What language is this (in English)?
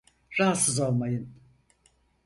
Turkish